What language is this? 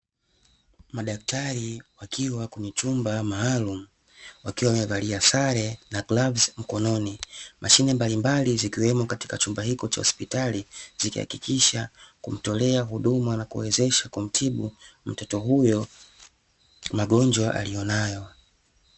Swahili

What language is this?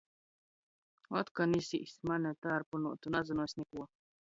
Latgalian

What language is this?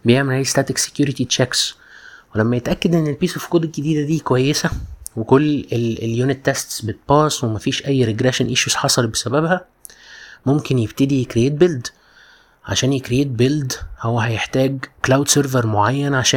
Arabic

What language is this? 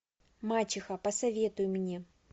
Russian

